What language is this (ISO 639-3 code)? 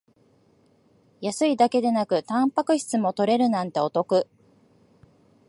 jpn